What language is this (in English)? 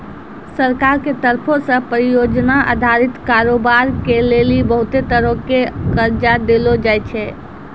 Maithili